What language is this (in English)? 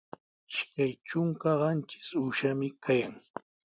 Sihuas Ancash Quechua